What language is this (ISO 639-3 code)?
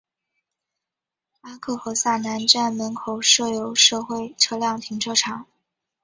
zho